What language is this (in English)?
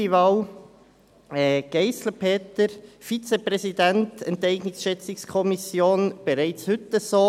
Swiss German